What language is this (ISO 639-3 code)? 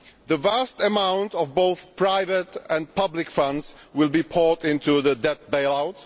eng